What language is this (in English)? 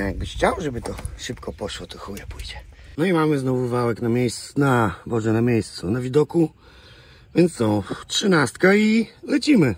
Polish